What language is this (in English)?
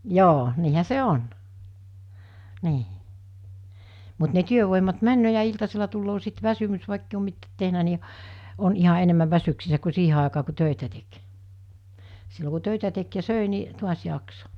Finnish